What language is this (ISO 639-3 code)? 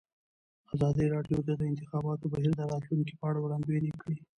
pus